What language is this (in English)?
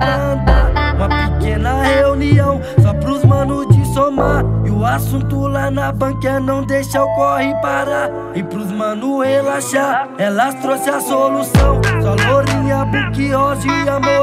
Romanian